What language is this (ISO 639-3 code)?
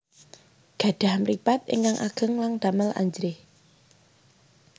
jav